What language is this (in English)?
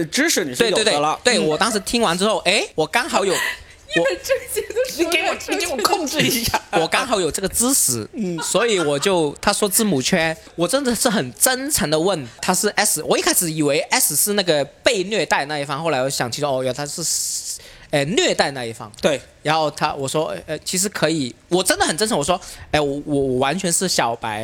Chinese